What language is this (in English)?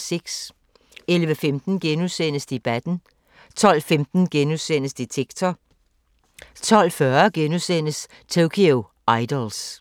Danish